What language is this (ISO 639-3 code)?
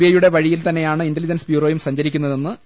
mal